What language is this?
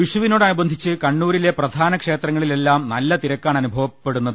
Malayalam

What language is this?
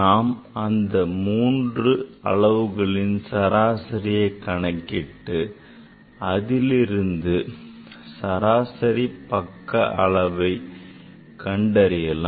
Tamil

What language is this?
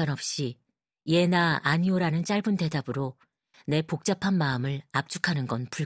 Korean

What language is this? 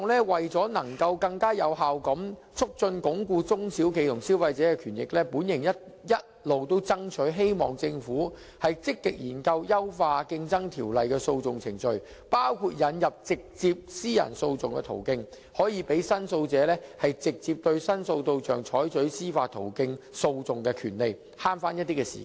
Cantonese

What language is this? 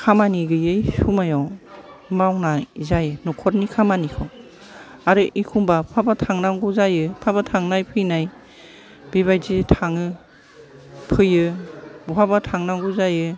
Bodo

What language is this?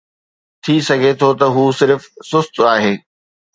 Sindhi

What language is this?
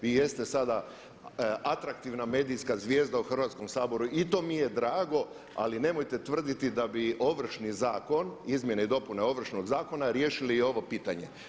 Croatian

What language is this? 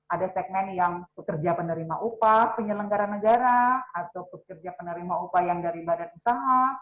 Indonesian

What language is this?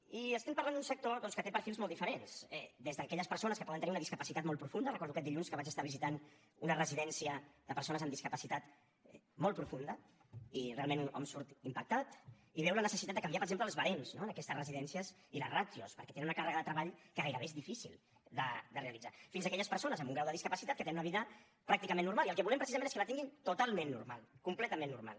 Catalan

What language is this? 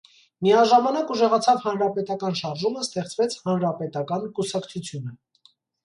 Armenian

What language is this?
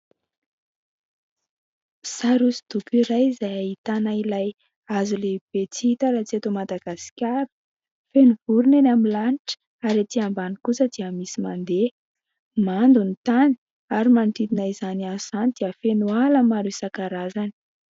Malagasy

